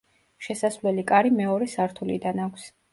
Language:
Georgian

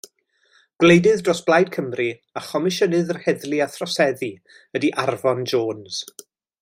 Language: Welsh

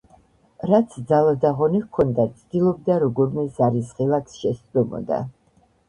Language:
Georgian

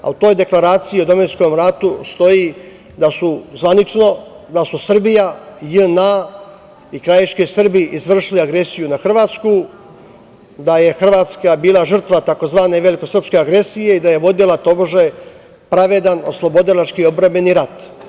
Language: Serbian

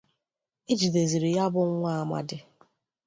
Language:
Igbo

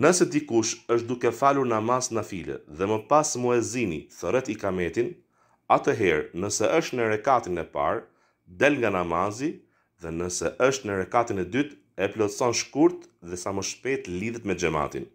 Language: Romanian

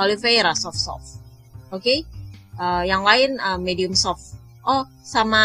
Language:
Indonesian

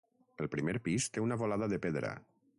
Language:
Catalan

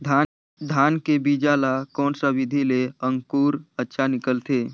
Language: Chhattisgarhi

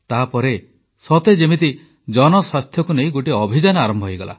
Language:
Odia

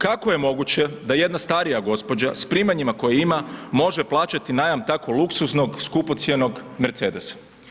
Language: Croatian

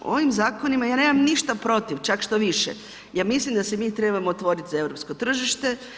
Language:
Croatian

